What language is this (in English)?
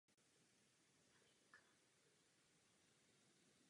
Czech